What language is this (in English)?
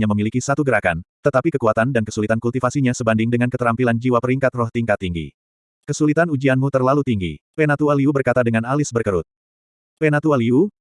Indonesian